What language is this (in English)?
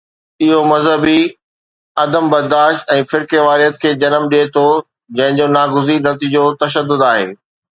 Sindhi